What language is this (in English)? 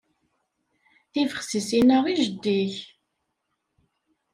Kabyle